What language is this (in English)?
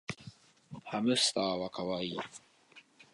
Japanese